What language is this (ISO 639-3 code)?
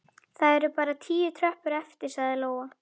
isl